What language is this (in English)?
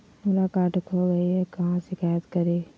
Magahi